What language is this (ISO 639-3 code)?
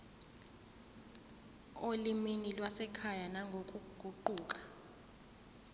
zul